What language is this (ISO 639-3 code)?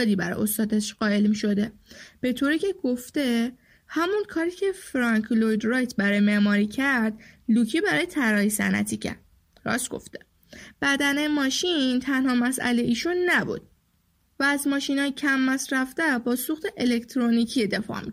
fas